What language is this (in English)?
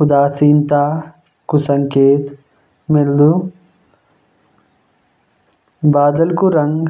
Jaunsari